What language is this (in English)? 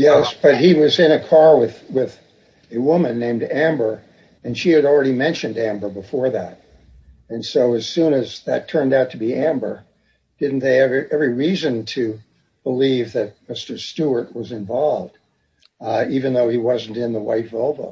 English